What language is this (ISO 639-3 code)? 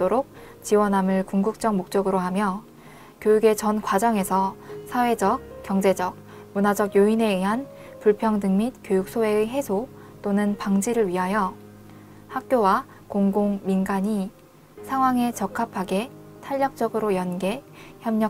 kor